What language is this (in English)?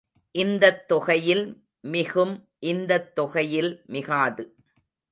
Tamil